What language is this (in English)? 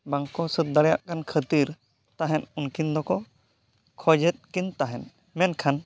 Santali